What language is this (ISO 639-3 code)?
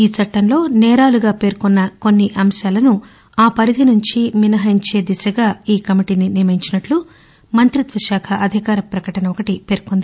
tel